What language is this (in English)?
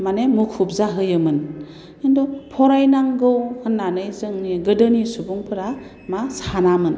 Bodo